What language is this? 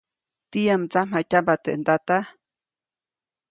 Copainalá Zoque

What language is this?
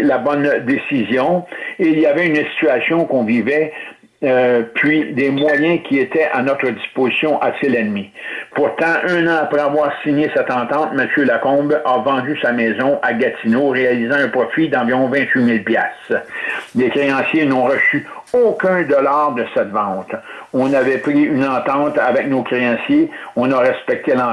French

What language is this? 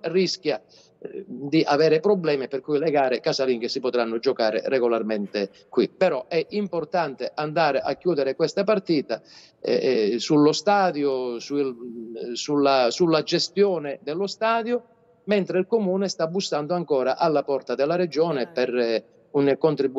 Italian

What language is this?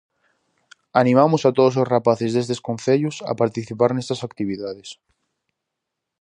Galician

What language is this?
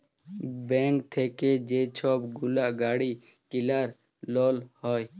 Bangla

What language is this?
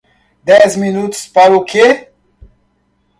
Portuguese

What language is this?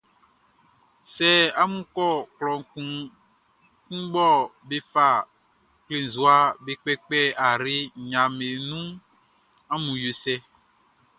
Baoulé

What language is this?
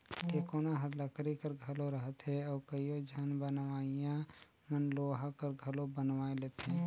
Chhattisgarhi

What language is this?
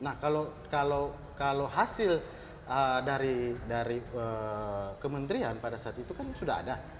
Indonesian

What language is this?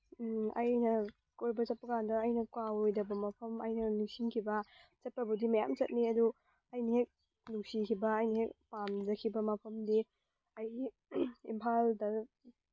Manipuri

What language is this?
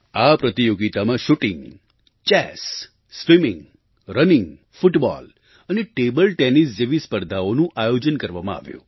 Gujarati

